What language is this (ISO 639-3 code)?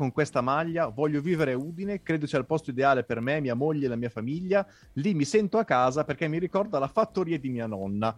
ita